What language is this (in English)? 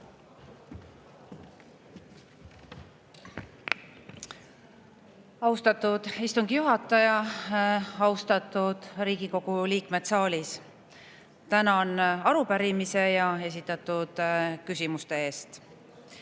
Estonian